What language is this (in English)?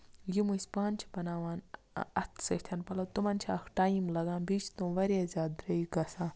Kashmiri